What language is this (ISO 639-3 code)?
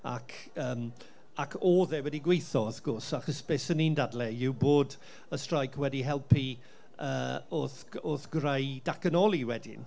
cym